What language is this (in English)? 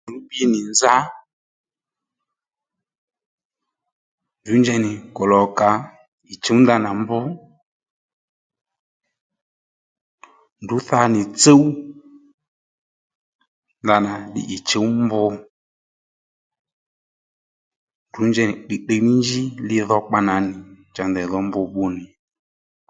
Lendu